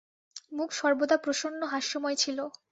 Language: Bangla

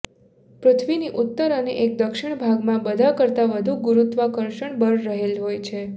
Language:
Gujarati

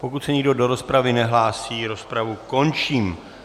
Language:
Czech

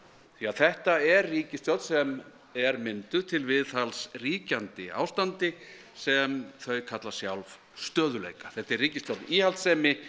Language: Icelandic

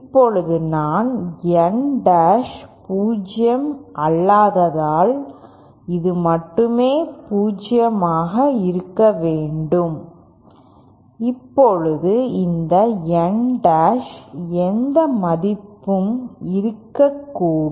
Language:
Tamil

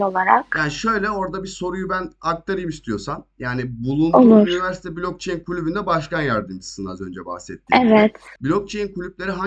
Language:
Turkish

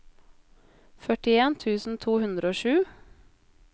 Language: Norwegian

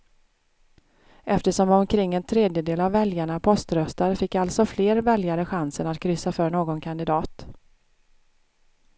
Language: Swedish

